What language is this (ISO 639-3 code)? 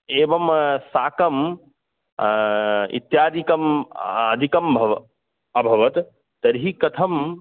san